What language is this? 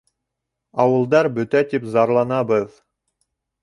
Bashkir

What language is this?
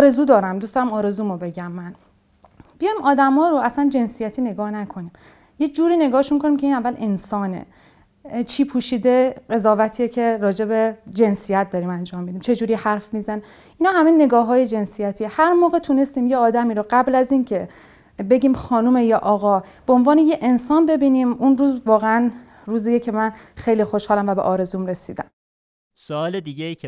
Persian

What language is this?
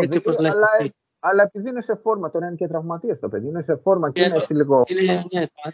Greek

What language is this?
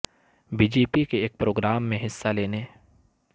Urdu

